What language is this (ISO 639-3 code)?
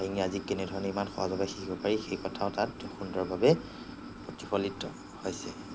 asm